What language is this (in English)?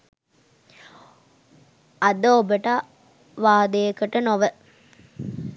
Sinhala